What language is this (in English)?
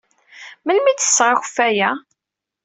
Kabyle